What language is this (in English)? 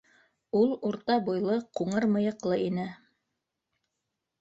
Bashkir